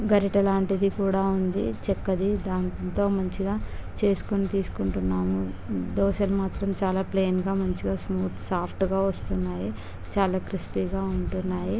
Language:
Telugu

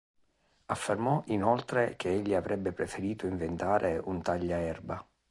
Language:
Italian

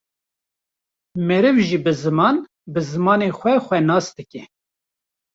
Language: Kurdish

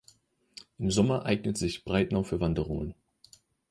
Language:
German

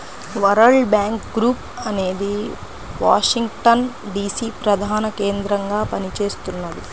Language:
Telugu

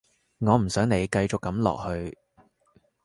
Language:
Cantonese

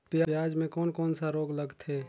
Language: Chhattisgarhi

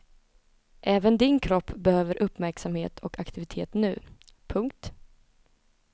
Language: Swedish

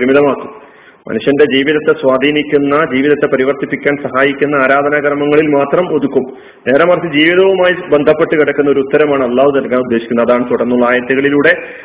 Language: Malayalam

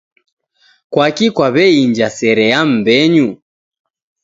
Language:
Taita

